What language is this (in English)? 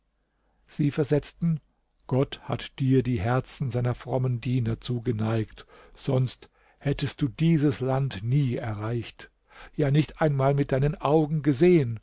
German